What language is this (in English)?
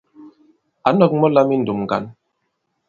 Bankon